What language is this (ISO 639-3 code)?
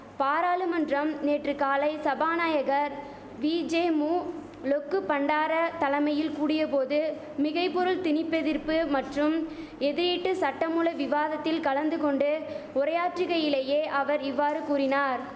tam